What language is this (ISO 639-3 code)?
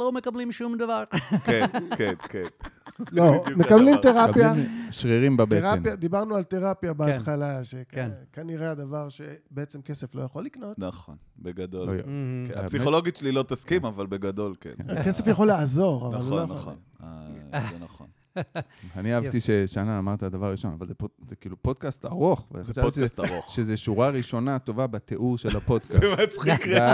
heb